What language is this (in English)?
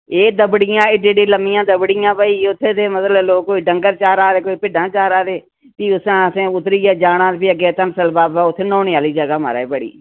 Dogri